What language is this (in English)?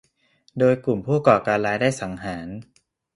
Thai